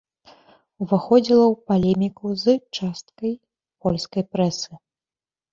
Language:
Belarusian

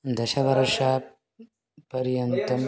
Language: Sanskrit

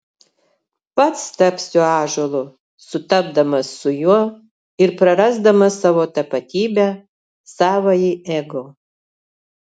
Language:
Lithuanian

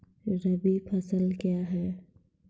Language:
Maithili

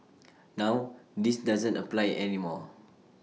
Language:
English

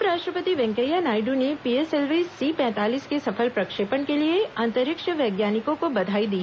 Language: Hindi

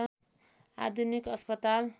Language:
Nepali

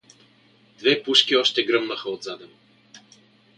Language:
Bulgarian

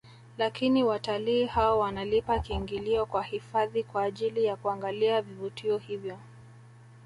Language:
Swahili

